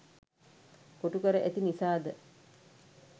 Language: Sinhala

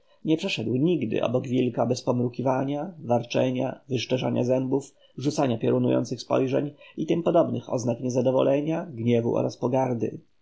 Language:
Polish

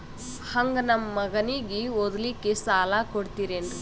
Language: Kannada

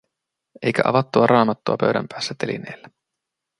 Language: Finnish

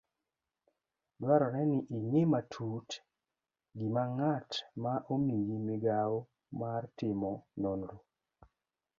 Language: Luo (Kenya and Tanzania)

